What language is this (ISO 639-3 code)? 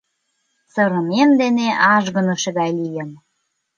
chm